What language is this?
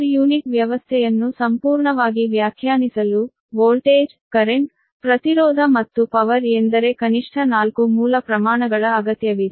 Kannada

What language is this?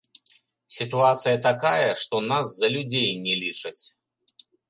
Belarusian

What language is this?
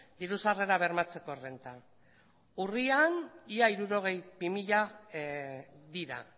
Basque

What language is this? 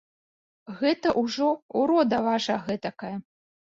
Belarusian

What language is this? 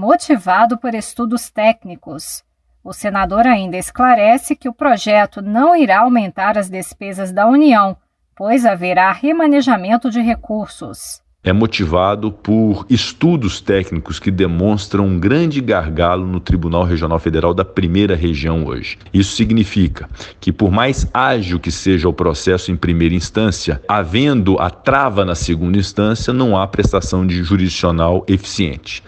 Portuguese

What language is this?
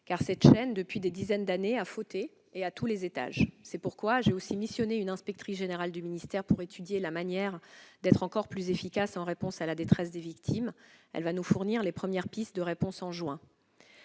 French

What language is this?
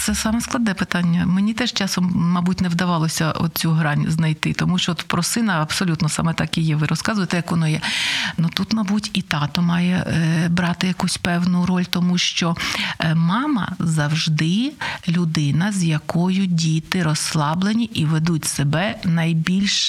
Ukrainian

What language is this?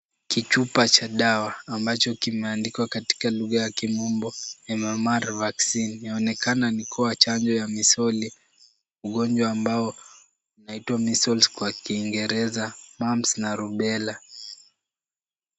Swahili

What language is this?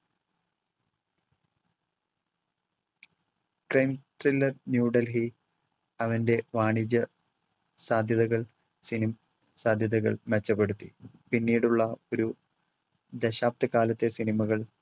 Malayalam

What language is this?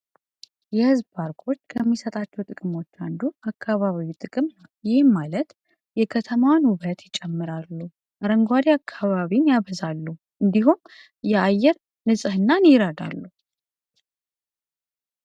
Amharic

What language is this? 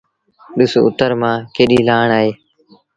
Sindhi Bhil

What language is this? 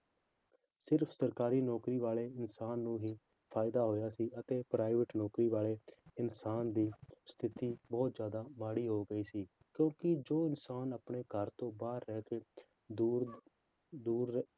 Punjabi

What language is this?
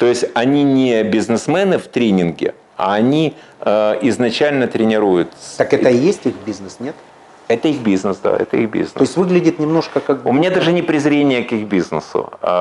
Russian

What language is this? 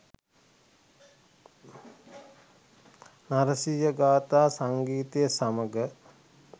Sinhala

